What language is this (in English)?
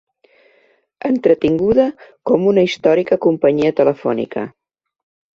Catalan